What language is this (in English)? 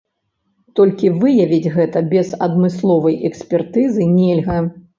Belarusian